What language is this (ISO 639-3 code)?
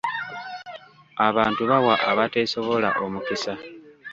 lug